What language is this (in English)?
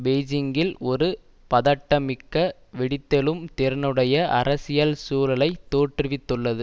Tamil